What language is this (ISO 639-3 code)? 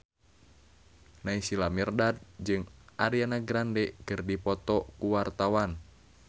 sun